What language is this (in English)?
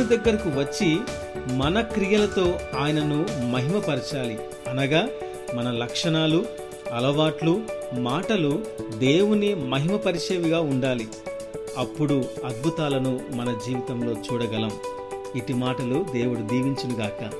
Telugu